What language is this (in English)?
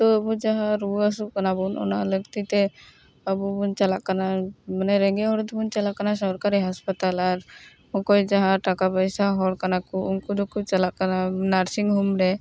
Santali